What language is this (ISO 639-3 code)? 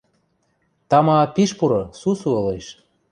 mrj